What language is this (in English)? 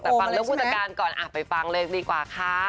Thai